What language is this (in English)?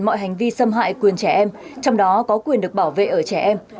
Vietnamese